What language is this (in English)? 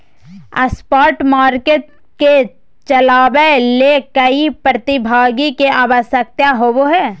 Magahi